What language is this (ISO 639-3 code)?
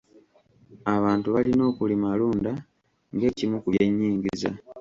lug